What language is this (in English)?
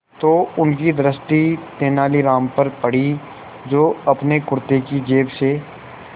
Hindi